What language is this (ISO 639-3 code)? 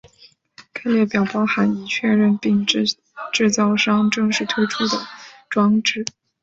zho